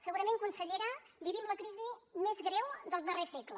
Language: Catalan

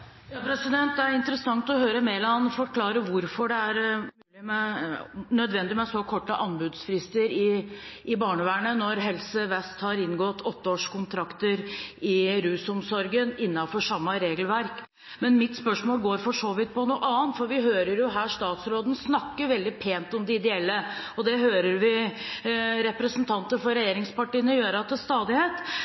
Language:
Norwegian Bokmål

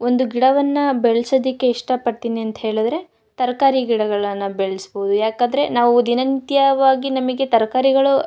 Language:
Kannada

